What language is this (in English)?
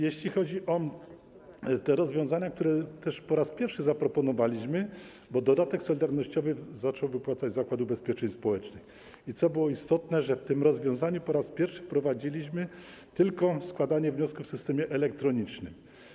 Polish